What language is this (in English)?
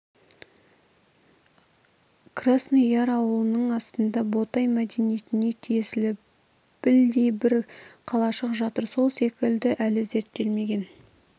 Kazakh